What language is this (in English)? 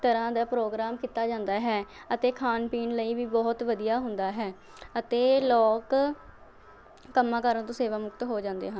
Punjabi